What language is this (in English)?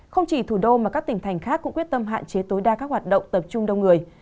Vietnamese